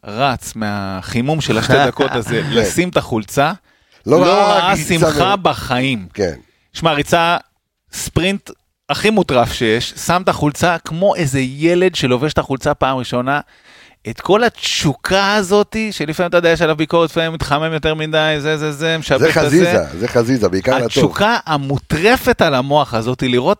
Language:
Hebrew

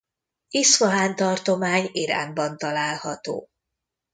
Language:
Hungarian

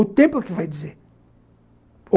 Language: Portuguese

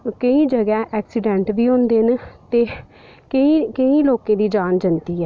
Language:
Dogri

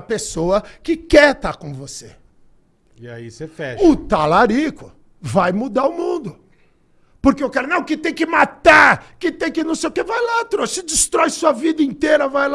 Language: Portuguese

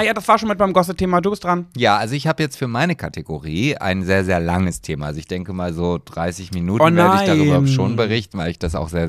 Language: German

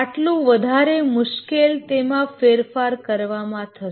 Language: Gujarati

